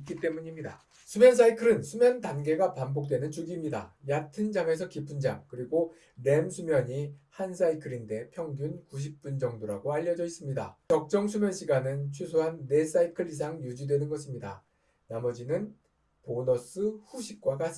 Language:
Korean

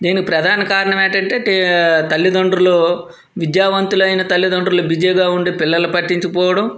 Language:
Telugu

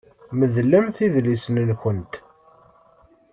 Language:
Kabyle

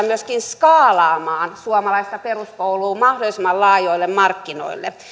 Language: Finnish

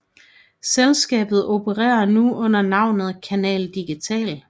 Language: Danish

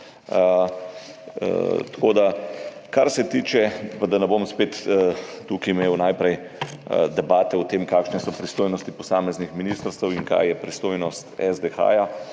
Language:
Slovenian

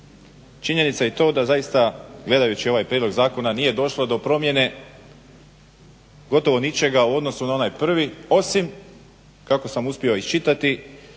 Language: Croatian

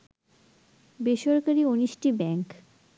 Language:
Bangla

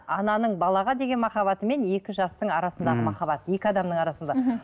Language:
Kazakh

